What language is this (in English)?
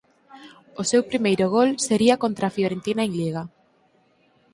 Galician